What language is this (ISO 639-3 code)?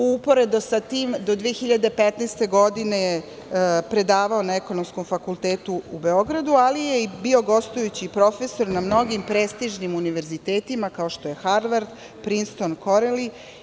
srp